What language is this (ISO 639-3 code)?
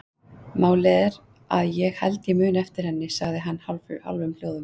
isl